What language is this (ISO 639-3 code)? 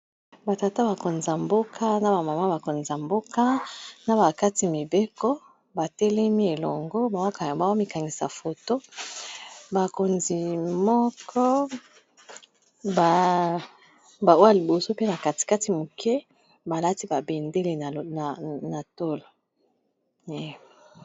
lin